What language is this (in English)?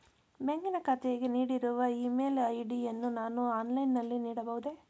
Kannada